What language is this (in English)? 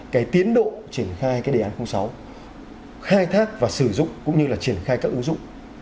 Vietnamese